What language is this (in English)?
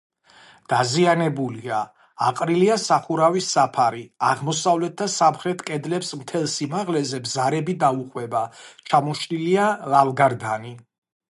Georgian